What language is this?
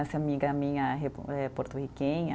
Portuguese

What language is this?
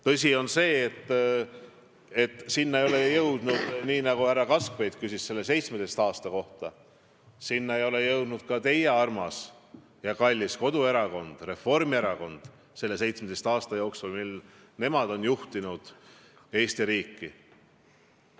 Estonian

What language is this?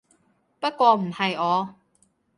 Cantonese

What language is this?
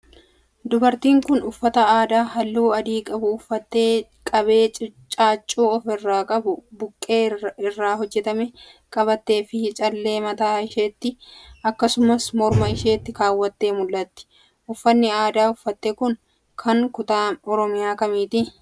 Oromo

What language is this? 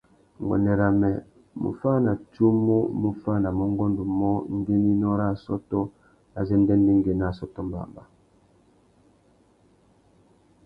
Tuki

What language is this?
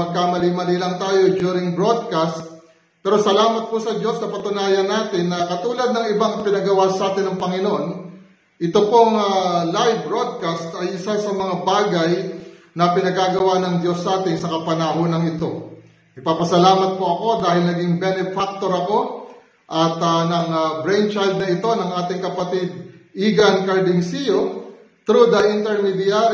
Filipino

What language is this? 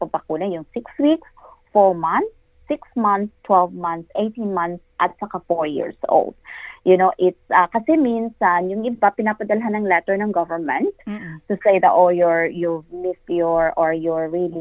Filipino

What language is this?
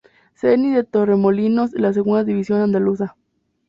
Spanish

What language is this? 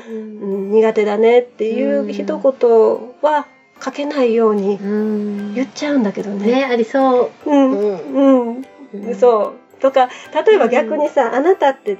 Japanese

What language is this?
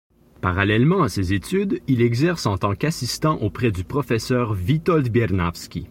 French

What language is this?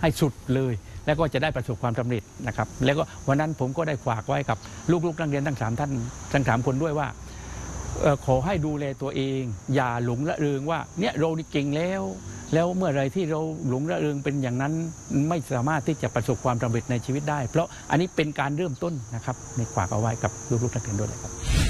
Thai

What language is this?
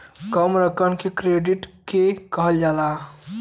Bhojpuri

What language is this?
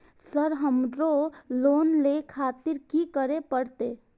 Maithili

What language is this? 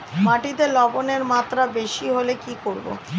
Bangla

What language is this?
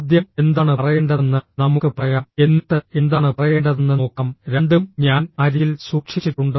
Malayalam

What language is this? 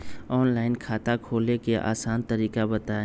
Magahi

